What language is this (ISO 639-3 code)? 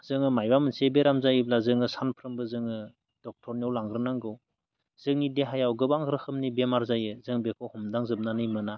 brx